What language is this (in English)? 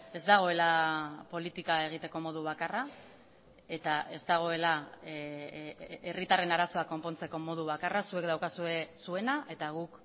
Basque